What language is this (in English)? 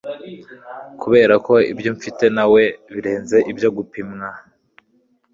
Kinyarwanda